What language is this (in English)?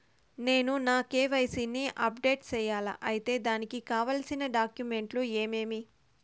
Telugu